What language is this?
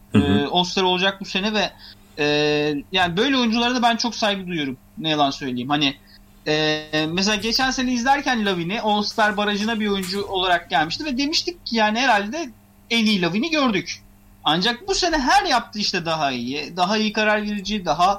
Turkish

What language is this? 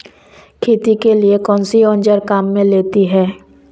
Hindi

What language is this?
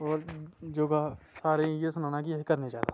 Dogri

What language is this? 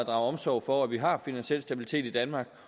Danish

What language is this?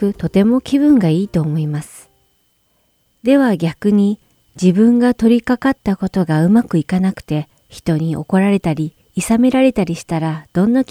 Japanese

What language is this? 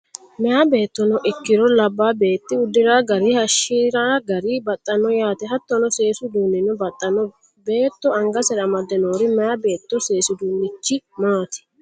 Sidamo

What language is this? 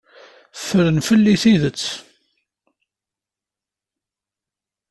Kabyle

